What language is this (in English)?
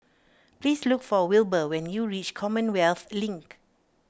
English